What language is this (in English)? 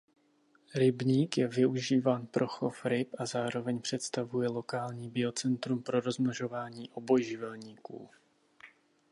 Czech